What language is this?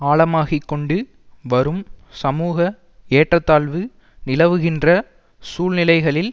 Tamil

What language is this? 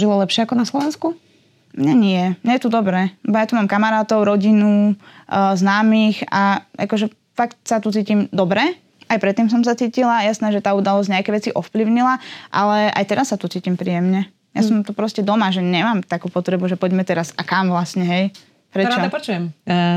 Slovak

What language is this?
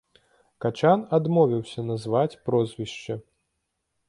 Belarusian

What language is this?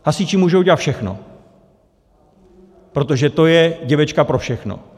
Czech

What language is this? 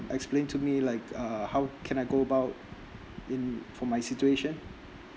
English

